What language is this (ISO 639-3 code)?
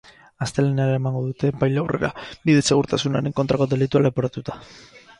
eus